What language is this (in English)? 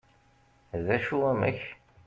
Kabyle